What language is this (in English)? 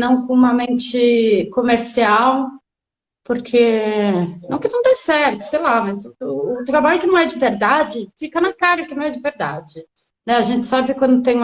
Portuguese